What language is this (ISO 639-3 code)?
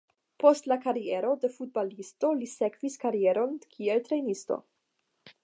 epo